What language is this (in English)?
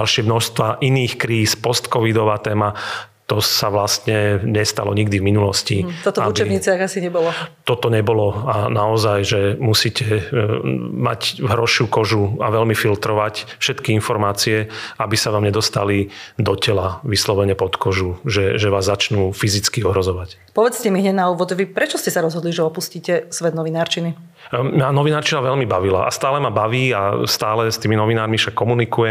Slovak